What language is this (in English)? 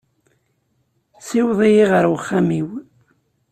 Kabyle